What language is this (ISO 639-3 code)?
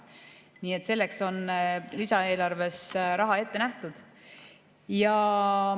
est